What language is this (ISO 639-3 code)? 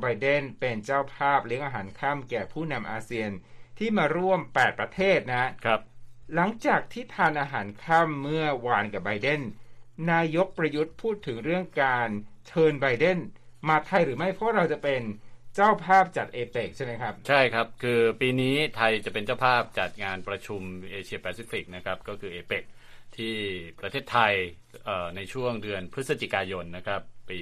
tha